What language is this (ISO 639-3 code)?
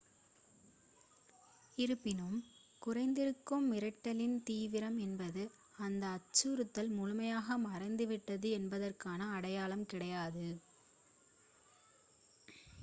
tam